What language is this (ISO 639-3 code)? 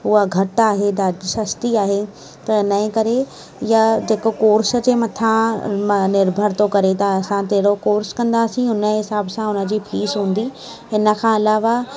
snd